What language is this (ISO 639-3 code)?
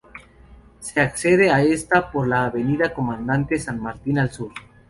spa